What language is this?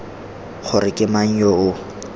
Tswana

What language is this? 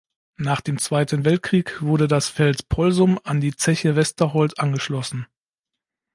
German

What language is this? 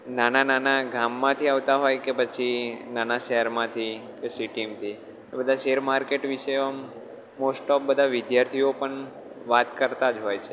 Gujarati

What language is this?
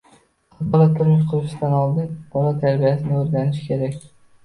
Uzbek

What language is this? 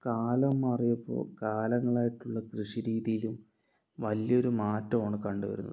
Malayalam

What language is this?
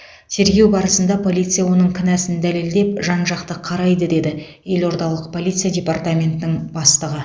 Kazakh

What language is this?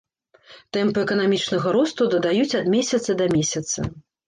Belarusian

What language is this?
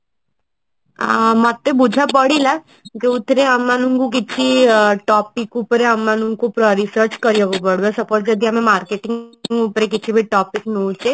Odia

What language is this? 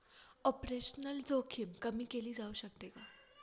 Marathi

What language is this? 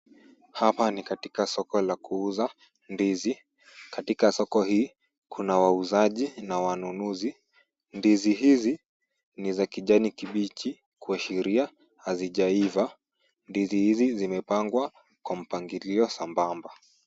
Swahili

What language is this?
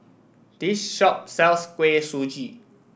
English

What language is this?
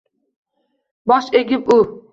Uzbek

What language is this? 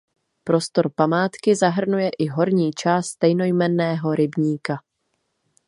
Czech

